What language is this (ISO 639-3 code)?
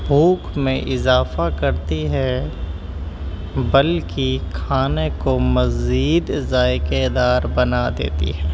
urd